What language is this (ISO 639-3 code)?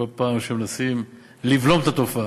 heb